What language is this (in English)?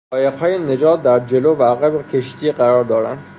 Persian